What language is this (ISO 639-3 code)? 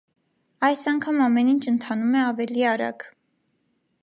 hye